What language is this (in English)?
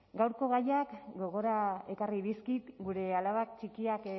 Basque